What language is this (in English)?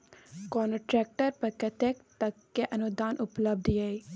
Maithili